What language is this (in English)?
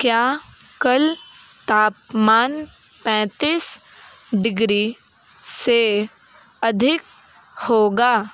Hindi